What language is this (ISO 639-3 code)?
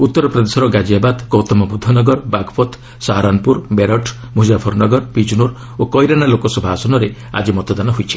ori